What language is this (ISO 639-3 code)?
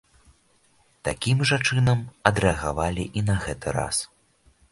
bel